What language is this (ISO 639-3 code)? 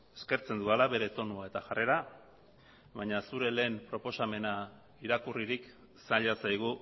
eus